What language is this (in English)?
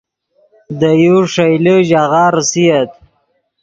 Yidgha